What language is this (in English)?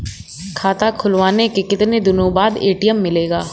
Hindi